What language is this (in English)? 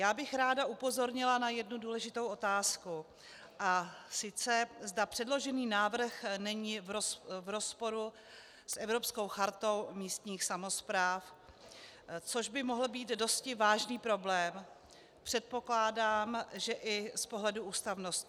Czech